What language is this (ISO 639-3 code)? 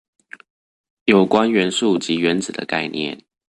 zho